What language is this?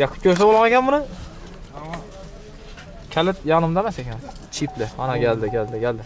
Turkish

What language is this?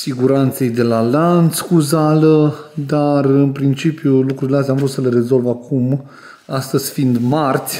Romanian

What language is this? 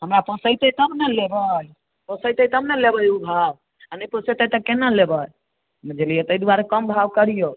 Maithili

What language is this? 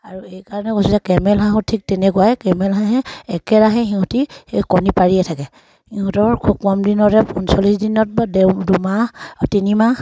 Assamese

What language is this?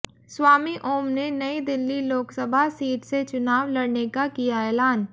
Hindi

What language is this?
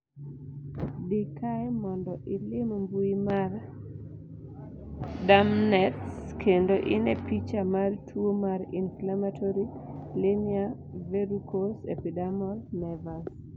Luo (Kenya and Tanzania)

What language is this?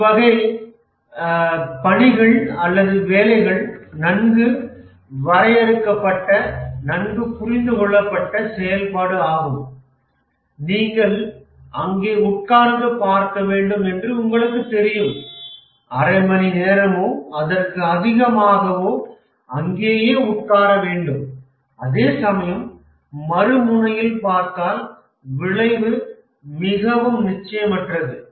Tamil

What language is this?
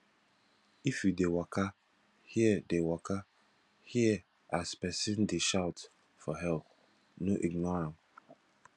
Nigerian Pidgin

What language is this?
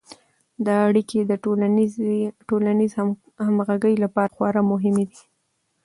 Pashto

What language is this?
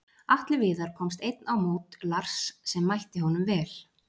Icelandic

